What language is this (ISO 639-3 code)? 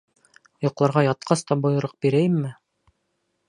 bak